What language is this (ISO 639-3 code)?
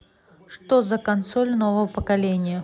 rus